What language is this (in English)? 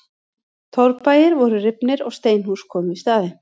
Icelandic